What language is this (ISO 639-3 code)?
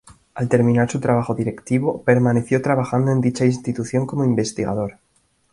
spa